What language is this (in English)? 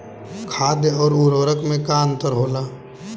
Bhojpuri